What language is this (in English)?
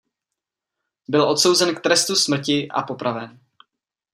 Czech